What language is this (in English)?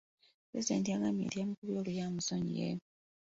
Ganda